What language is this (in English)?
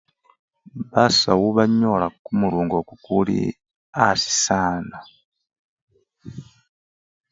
Luyia